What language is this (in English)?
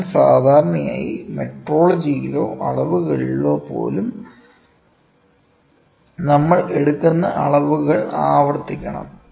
Malayalam